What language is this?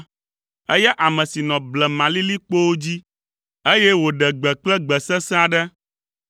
Ewe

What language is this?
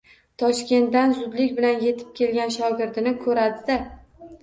Uzbek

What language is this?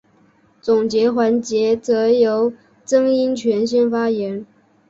Chinese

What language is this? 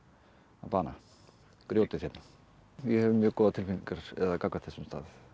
Icelandic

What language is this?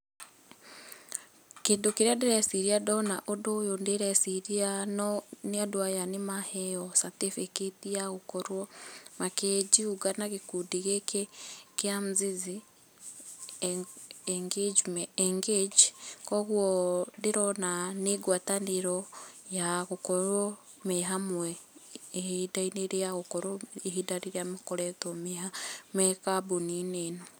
Kikuyu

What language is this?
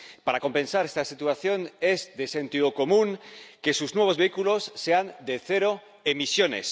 Spanish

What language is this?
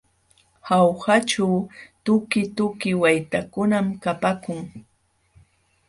Jauja Wanca Quechua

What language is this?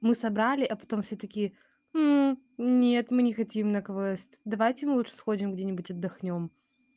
Russian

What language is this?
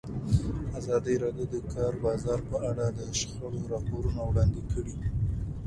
Pashto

